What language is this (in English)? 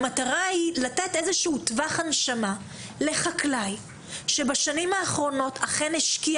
Hebrew